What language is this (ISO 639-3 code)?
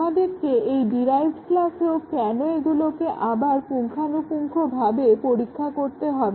ben